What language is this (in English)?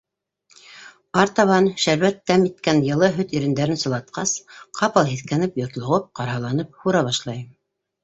Bashkir